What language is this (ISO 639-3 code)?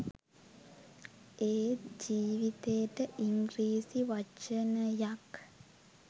sin